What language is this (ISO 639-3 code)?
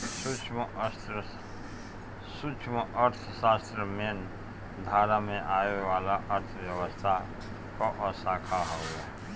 bho